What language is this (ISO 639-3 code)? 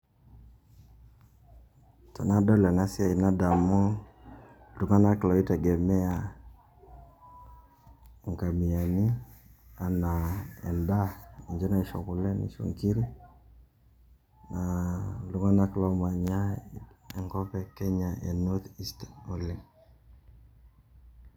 mas